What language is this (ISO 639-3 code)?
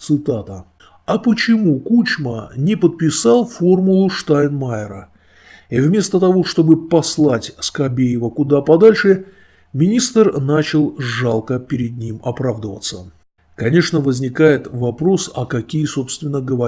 rus